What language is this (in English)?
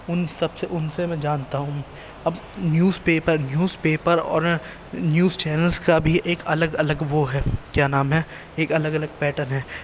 Urdu